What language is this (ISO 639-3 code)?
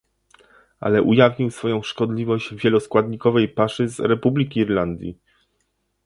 pol